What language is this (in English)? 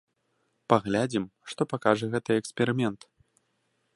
Belarusian